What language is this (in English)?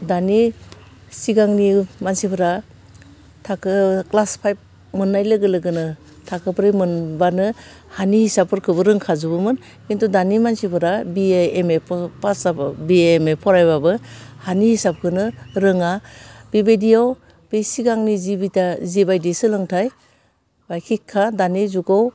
Bodo